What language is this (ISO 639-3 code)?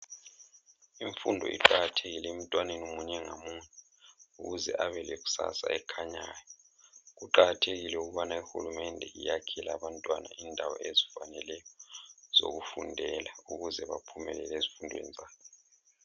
nde